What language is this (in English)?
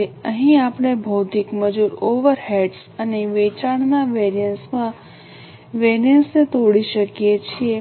Gujarati